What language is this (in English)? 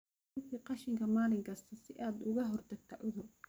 Somali